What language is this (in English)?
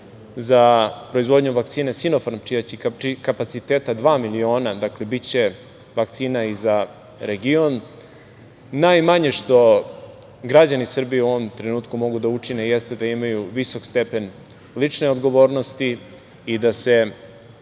Serbian